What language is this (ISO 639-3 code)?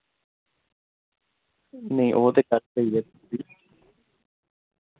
doi